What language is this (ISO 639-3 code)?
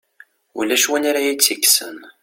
kab